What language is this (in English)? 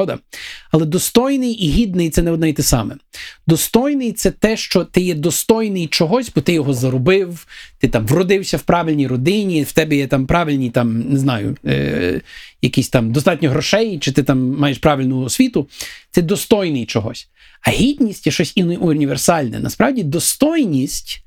Ukrainian